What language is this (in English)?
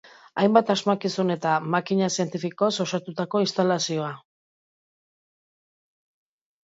Basque